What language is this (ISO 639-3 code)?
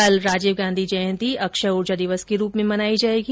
hin